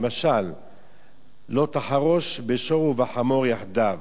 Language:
Hebrew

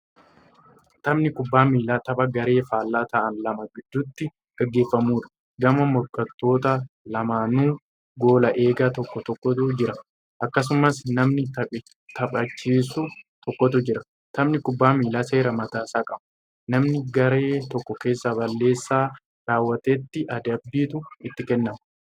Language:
Oromo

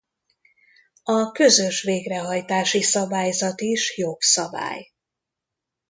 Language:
Hungarian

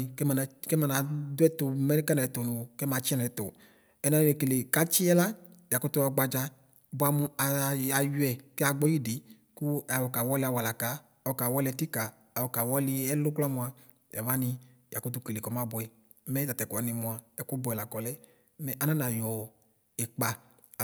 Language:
Ikposo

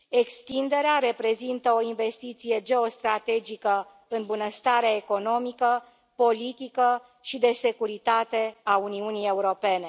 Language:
Romanian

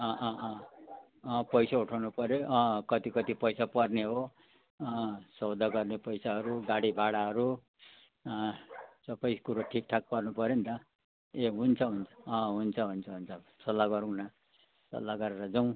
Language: Nepali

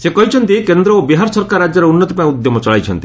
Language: Odia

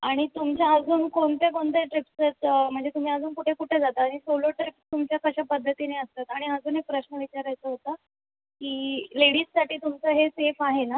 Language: Marathi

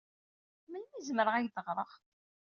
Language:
Kabyle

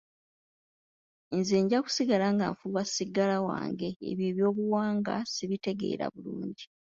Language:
Ganda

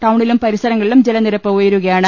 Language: Malayalam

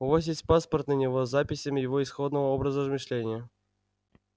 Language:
Russian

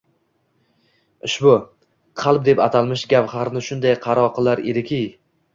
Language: Uzbek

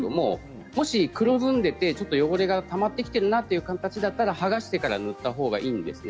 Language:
Japanese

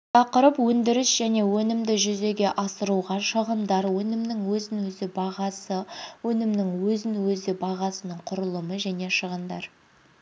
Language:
Kazakh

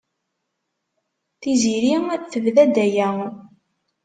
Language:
Kabyle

